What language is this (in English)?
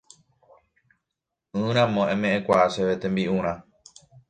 Guarani